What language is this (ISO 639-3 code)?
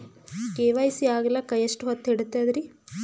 kan